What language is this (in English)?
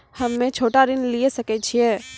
Maithili